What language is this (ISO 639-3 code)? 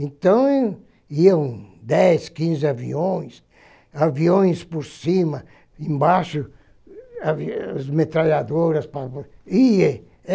por